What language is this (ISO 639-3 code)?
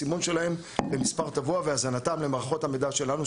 heb